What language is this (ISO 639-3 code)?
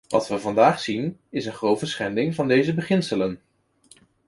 nld